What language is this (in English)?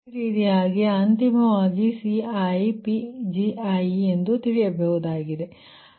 Kannada